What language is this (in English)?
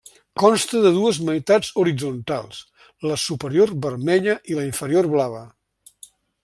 Catalan